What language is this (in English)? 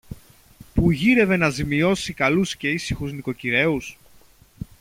Greek